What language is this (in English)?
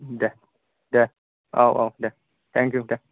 Bodo